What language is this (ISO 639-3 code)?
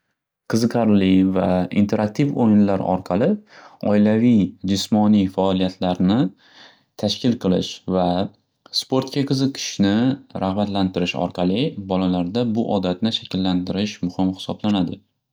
uzb